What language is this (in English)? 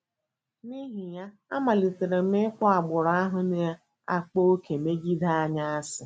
Igbo